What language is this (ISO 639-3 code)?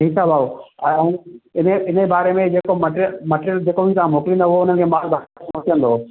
snd